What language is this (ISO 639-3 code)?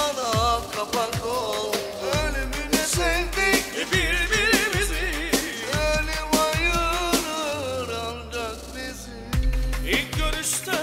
tur